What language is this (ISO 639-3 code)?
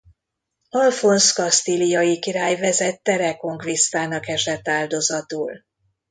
hun